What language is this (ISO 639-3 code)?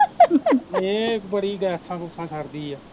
pan